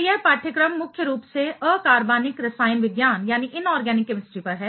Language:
Hindi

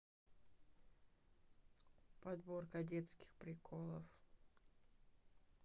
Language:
Russian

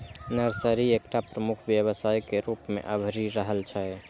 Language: Maithili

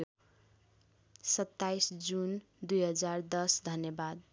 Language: Nepali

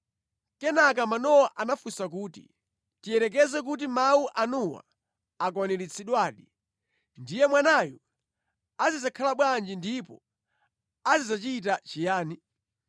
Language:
Nyanja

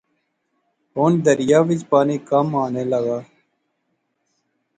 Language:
Pahari-Potwari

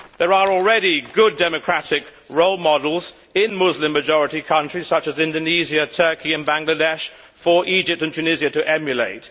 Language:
English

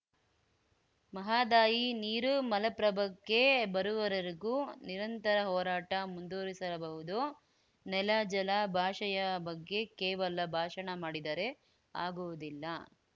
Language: Kannada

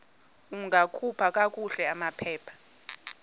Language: Xhosa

